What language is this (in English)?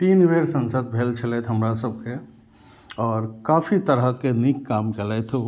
Maithili